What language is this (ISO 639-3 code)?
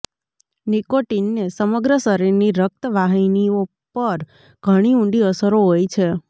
guj